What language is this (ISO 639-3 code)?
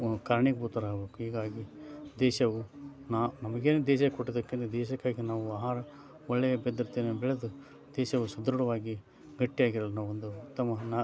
kan